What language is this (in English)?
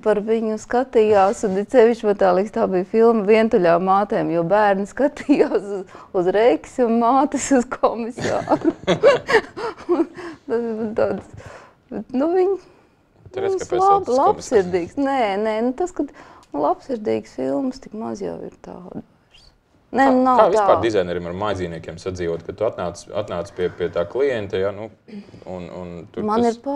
Latvian